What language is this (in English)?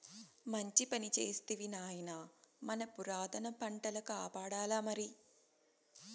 Telugu